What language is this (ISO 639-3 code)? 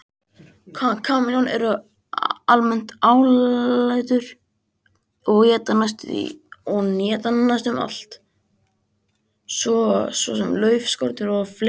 isl